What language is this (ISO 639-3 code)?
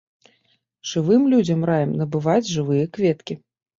bel